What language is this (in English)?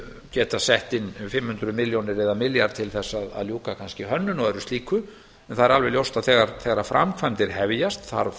Icelandic